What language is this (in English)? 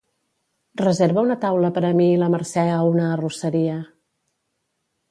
Catalan